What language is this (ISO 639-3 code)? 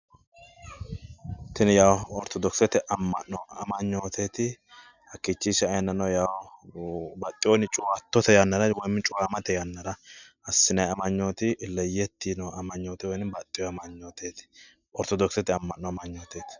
sid